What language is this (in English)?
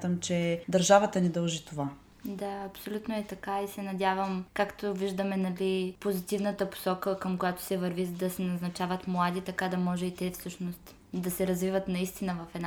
Bulgarian